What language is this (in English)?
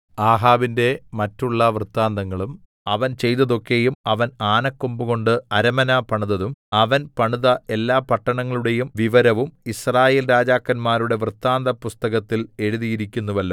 Malayalam